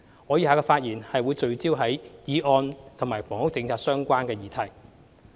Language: Cantonese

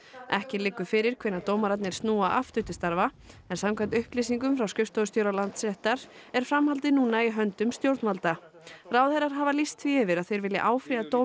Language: Icelandic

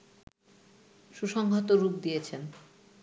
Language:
Bangla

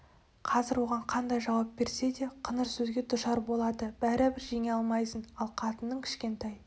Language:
Kazakh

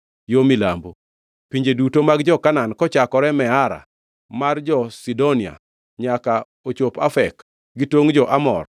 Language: Luo (Kenya and Tanzania)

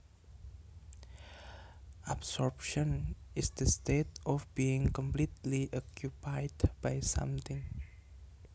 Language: Javanese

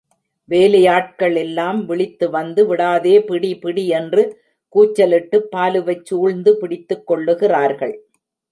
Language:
Tamil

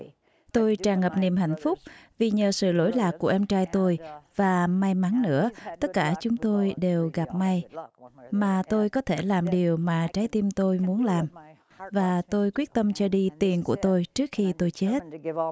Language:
Vietnamese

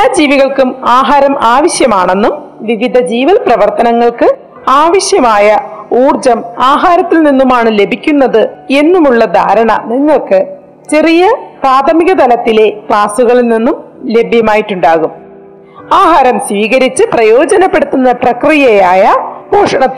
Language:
Malayalam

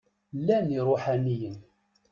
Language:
Kabyle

